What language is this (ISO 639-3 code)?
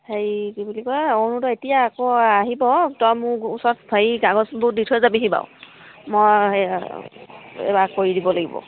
asm